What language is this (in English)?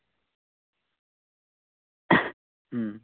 Santali